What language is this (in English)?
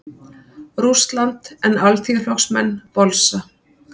Icelandic